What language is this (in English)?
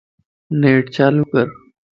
Lasi